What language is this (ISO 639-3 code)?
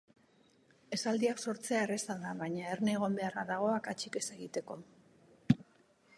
eus